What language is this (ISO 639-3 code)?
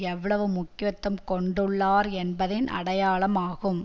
tam